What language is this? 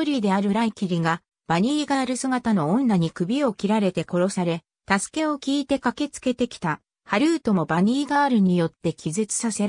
Japanese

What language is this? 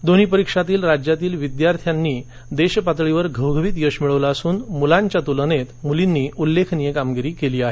Marathi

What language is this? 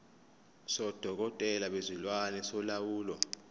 Zulu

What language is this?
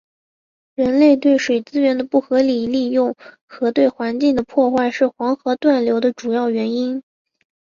Chinese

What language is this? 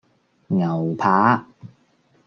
Cantonese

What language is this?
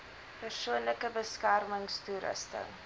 Afrikaans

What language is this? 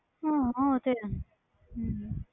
Punjabi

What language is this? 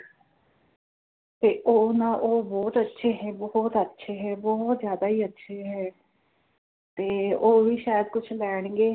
Punjabi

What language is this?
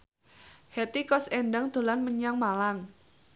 Javanese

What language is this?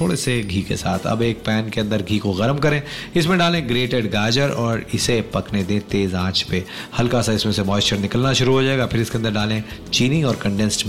Hindi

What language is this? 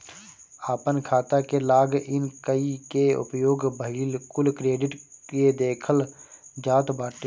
Bhojpuri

